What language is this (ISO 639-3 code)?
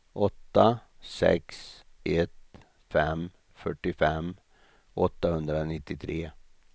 swe